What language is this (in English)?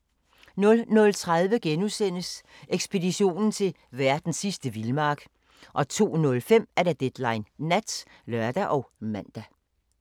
Danish